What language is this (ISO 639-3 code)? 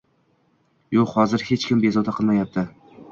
uzb